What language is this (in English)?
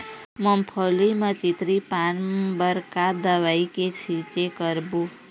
Chhattisgarhi